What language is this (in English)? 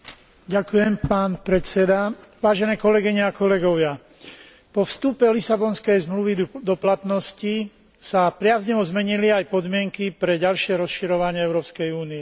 Slovak